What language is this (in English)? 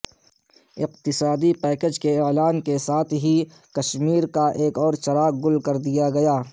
Urdu